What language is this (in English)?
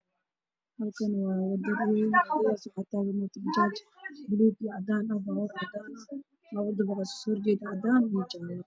Somali